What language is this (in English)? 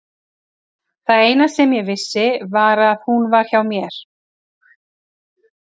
Icelandic